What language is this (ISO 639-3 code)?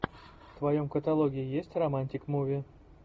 rus